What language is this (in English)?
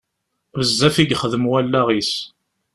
Kabyle